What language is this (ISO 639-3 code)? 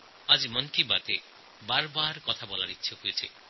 ben